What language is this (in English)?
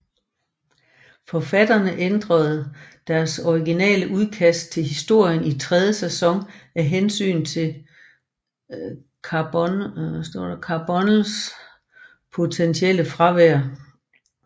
Danish